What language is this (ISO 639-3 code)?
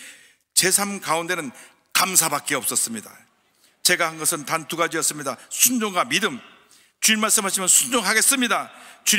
kor